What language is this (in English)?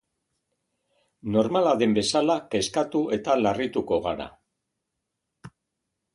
Basque